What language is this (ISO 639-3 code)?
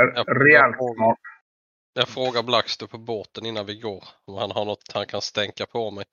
swe